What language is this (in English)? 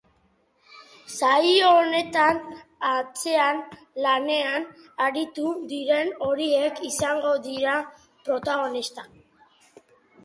Basque